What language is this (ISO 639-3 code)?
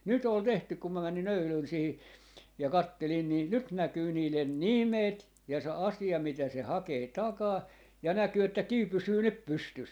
fin